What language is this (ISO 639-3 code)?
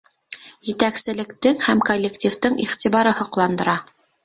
bak